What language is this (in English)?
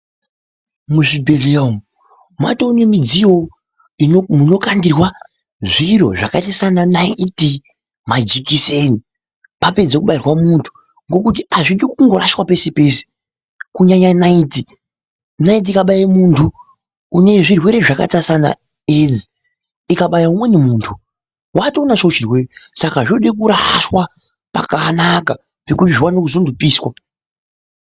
Ndau